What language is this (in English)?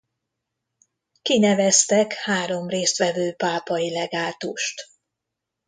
Hungarian